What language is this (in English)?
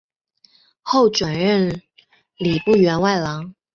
Chinese